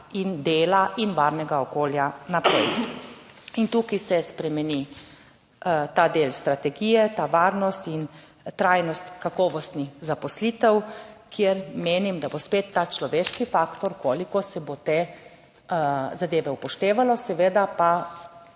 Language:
Slovenian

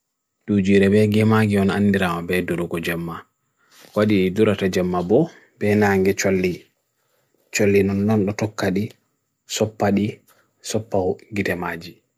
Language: Bagirmi Fulfulde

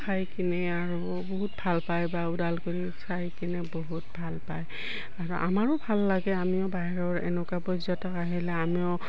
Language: Assamese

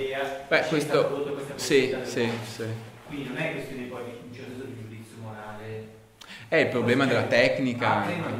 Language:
Italian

